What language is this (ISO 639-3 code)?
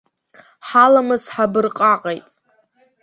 abk